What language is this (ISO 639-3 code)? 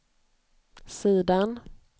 swe